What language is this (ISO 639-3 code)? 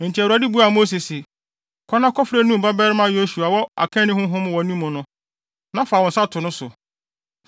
aka